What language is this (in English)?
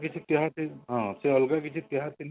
Odia